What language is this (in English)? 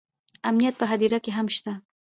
Pashto